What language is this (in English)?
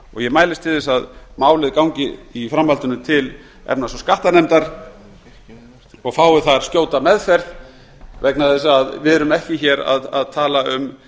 Icelandic